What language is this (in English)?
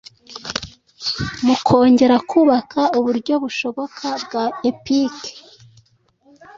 Kinyarwanda